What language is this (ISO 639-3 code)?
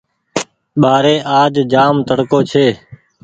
gig